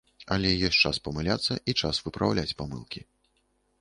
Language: Belarusian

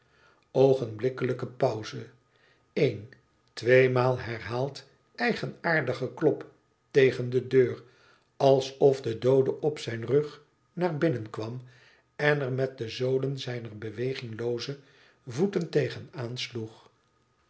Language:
Dutch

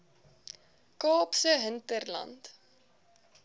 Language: Afrikaans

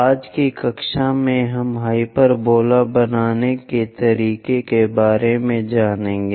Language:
Hindi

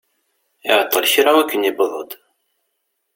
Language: Kabyle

